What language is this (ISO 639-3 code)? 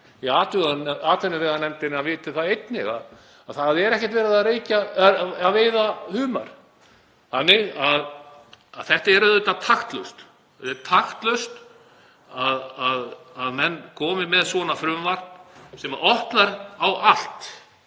isl